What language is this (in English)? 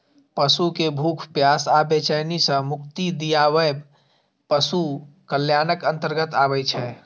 Maithili